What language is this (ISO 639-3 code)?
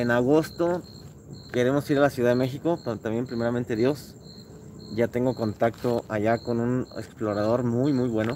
spa